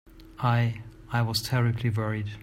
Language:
English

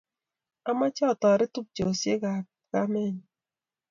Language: Kalenjin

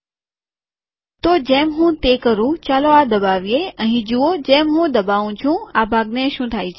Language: Gujarati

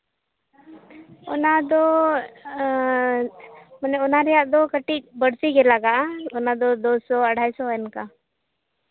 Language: Santali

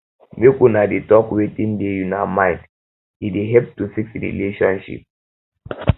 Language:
Nigerian Pidgin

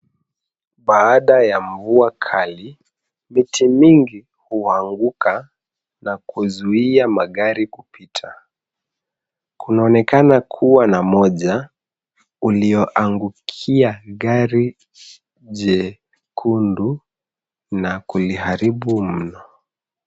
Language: Swahili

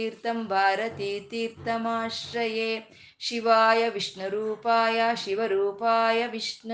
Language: Kannada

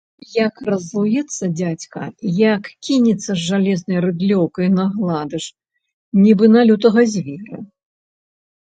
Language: Belarusian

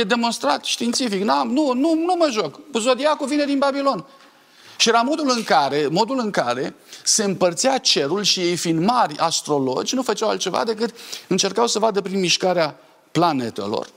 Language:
Romanian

